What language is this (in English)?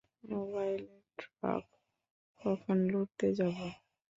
Bangla